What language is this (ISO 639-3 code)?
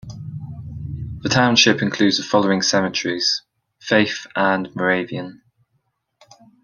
eng